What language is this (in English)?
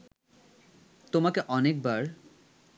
Bangla